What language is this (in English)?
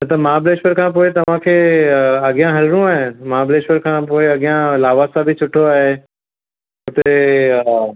Sindhi